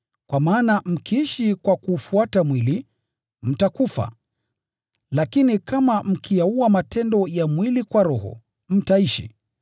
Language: Swahili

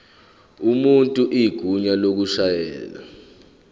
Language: Zulu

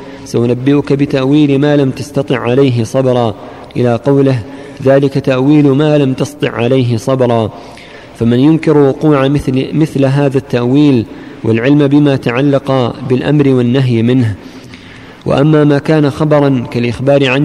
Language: Arabic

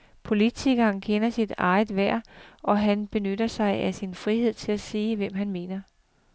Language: Danish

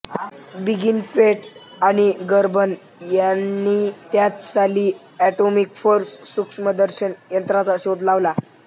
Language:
Marathi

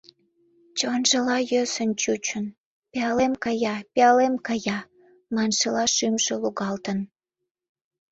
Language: Mari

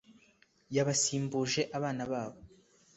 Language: Kinyarwanda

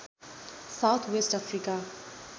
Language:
Nepali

